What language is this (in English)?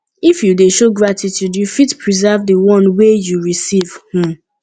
Nigerian Pidgin